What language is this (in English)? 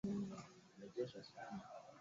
Swahili